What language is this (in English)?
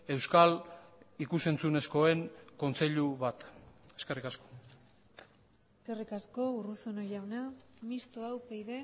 Basque